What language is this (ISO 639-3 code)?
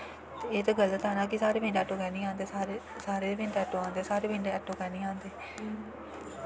doi